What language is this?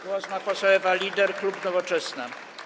Polish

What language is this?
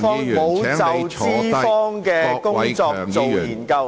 Cantonese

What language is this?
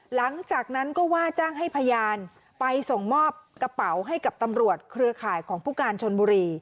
Thai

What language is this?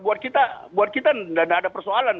Indonesian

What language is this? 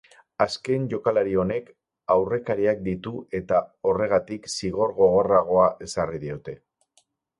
Basque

